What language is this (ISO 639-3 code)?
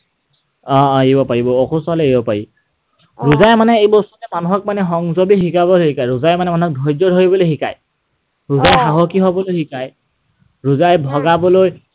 asm